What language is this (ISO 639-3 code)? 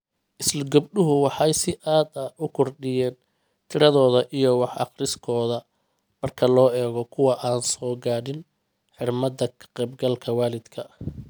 som